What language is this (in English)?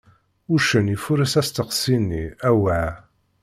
Kabyle